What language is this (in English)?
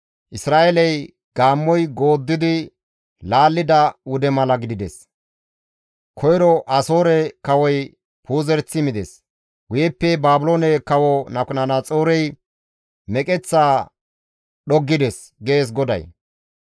Gamo